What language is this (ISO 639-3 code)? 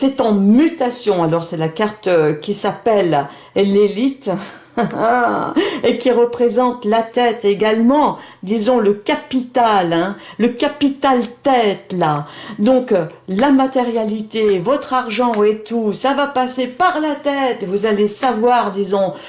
fra